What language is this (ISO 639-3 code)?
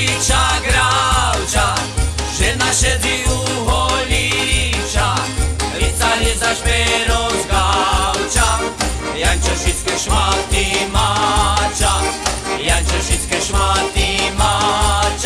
slk